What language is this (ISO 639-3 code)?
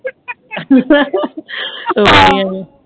pan